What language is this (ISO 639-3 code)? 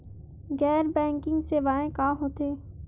hne